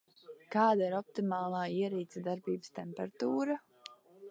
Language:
Latvian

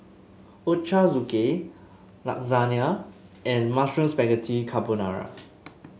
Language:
English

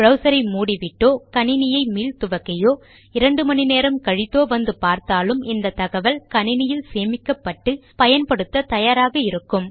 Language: Tamil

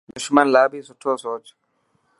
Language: Dhatki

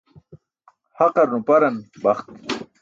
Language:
Burushaski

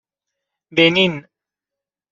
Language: Persian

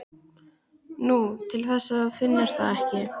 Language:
Icelandic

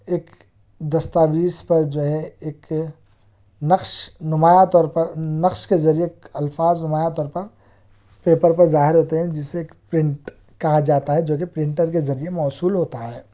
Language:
Urdu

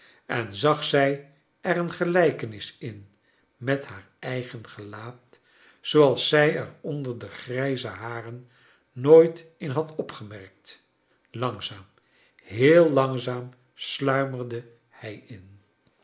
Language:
Dutch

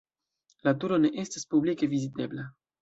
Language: Esperanto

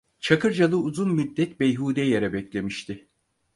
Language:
Turkish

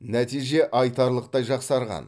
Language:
Kazakh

